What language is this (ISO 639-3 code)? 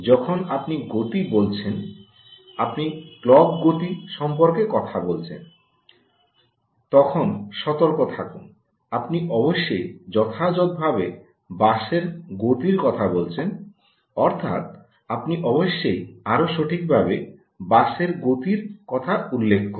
ben